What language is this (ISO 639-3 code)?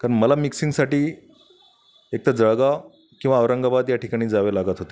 mar